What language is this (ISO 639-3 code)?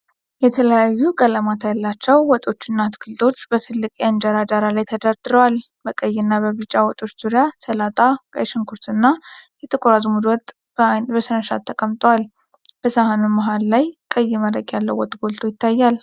amh